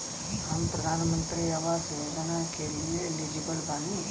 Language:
Bhojpuri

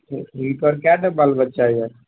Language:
Maithili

